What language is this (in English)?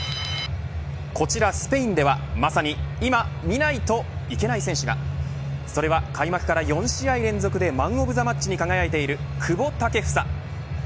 Japanese